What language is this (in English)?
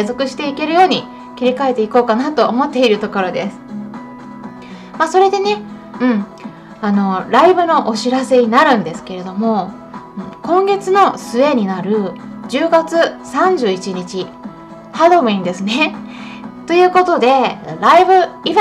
Japanese